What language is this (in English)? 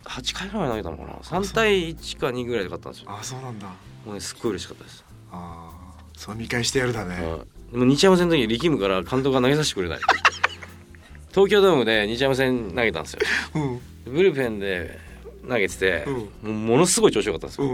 Japanese